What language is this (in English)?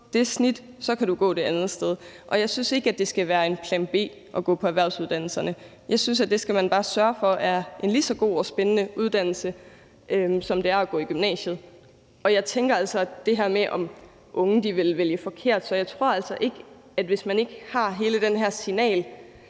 Danish